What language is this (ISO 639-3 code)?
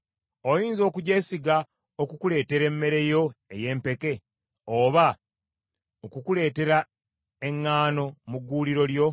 lug